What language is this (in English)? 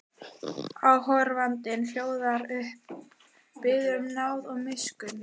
Icelandic